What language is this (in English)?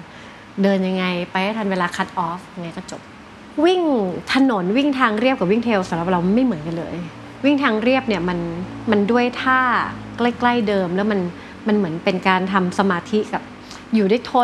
Thai